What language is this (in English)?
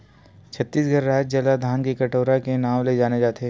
Chhattisgarhi